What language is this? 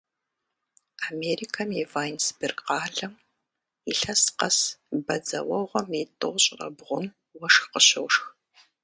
Kabardian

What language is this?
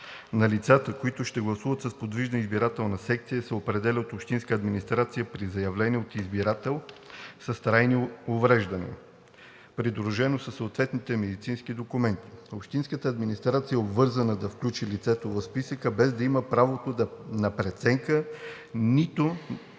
Bulgarian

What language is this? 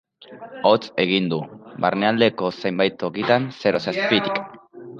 Basque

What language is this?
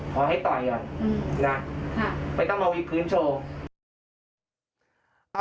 Thai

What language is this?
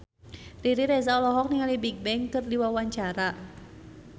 Sundanese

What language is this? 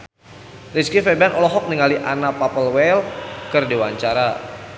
Sundanese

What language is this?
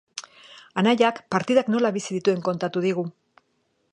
Basque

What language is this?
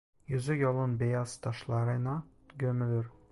Turkish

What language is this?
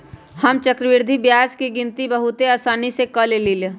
Magahi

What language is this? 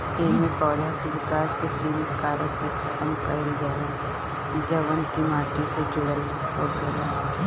Bhojpuri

